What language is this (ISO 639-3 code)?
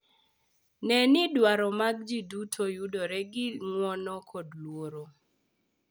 luo